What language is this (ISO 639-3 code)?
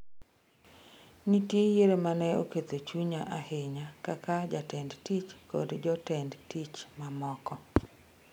luo